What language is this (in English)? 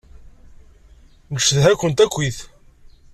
Kabyle